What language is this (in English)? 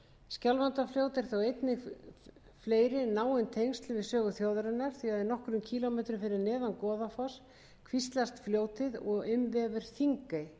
Icelandic